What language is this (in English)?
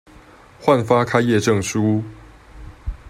Chinese